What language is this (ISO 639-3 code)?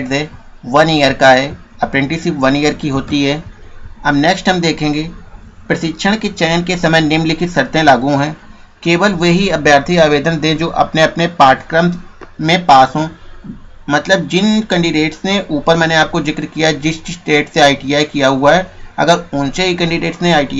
hin